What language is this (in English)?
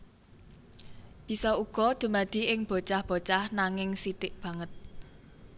Javanese